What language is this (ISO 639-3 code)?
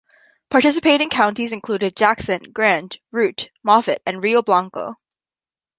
eng